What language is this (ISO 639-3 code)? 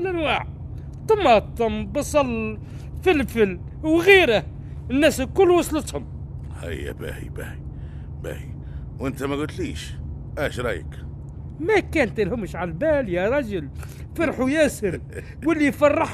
ara